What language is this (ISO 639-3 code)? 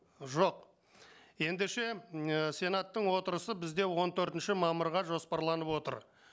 kaz